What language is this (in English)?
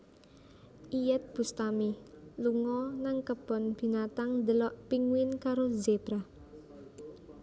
Javanese